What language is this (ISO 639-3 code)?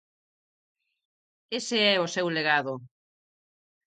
glg